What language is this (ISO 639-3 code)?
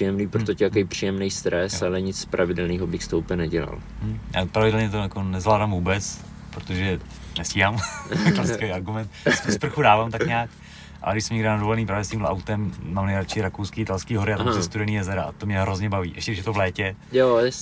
ces